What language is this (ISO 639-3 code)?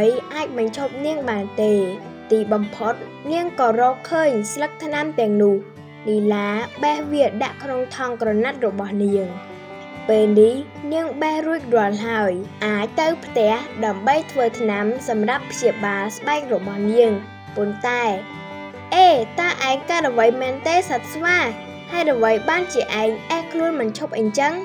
tha